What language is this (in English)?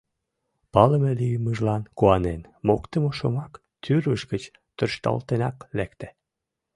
Mari